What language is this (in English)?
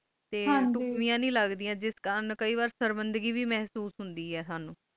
Punjabi